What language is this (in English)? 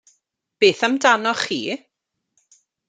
Welsh